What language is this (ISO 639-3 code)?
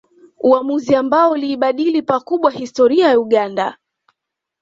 swa